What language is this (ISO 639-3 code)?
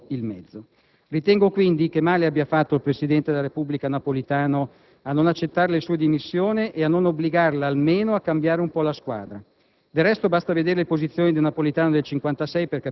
ita